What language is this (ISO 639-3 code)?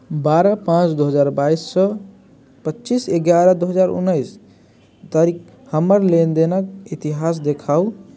mai